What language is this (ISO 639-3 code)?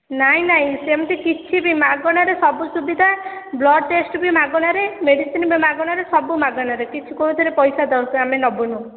ori